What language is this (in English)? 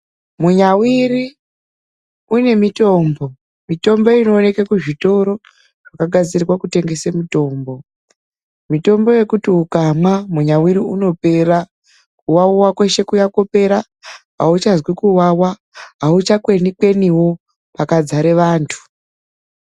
Ndau